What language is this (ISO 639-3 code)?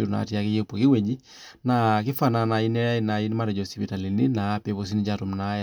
mas